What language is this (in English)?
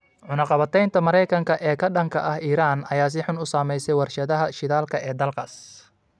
Somali